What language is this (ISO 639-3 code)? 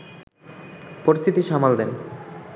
ben